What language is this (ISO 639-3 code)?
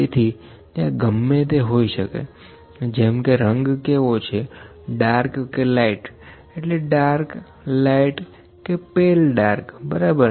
guj